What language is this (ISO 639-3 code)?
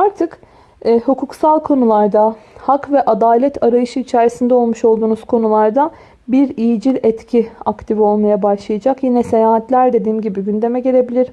tur